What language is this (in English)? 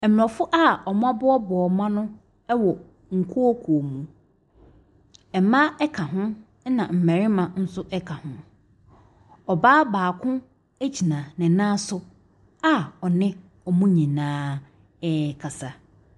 Akan